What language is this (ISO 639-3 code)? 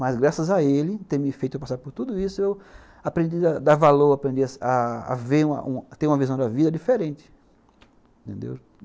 por